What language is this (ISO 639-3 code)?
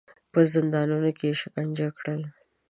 pus